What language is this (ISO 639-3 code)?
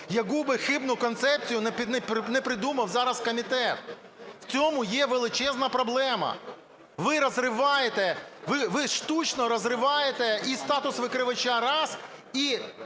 ukr